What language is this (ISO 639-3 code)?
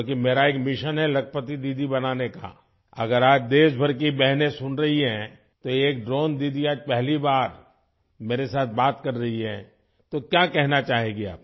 urd